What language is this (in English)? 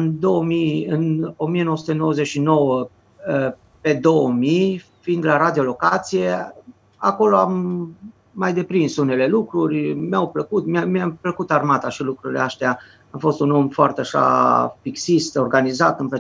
Romanian